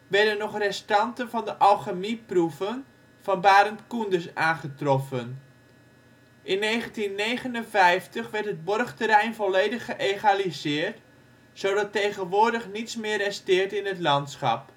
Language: Dutch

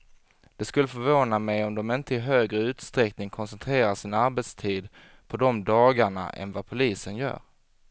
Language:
Swedish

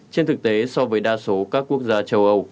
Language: Vietnamese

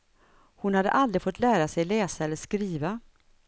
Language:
Swedish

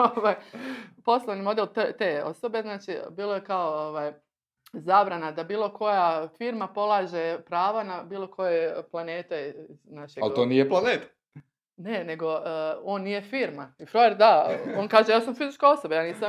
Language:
Croatian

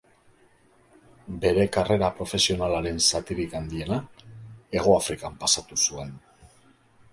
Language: Basque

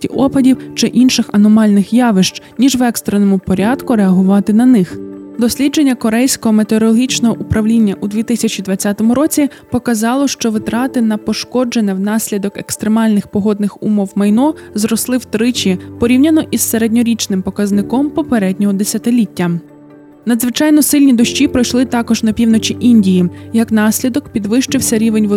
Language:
Ukrainian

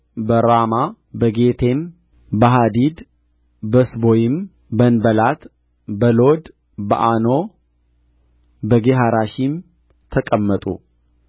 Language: Amharic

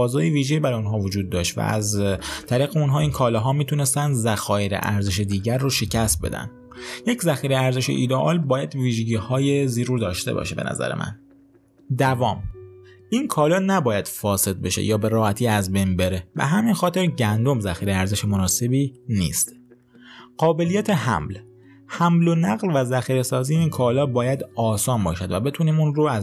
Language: Persian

